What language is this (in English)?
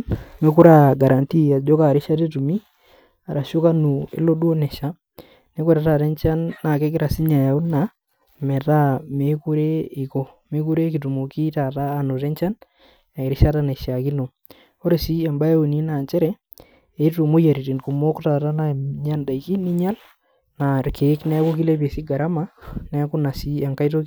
Masai